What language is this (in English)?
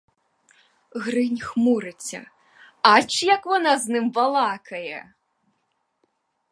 Ukrainian